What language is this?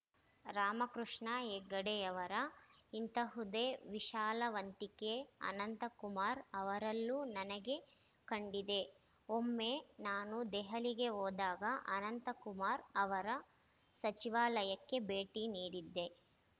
Kannada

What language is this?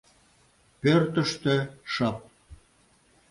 Mari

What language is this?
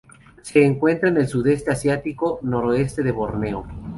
Spanish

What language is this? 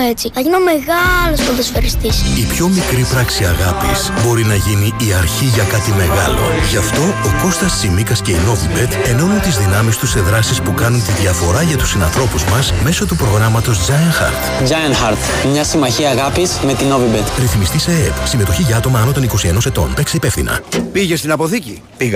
Greek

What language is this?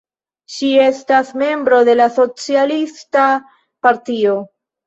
Esperanto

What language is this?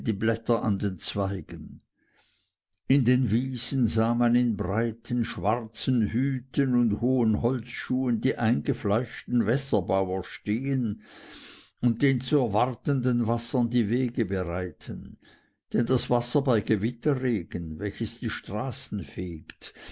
German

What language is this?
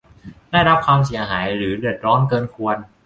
Thai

